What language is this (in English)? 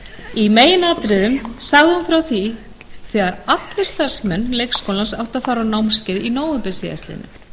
Icelandic